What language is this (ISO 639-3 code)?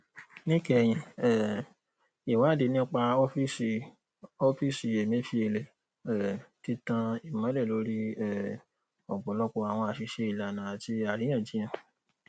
yor